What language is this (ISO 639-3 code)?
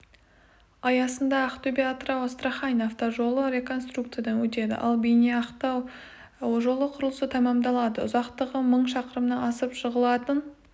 kaz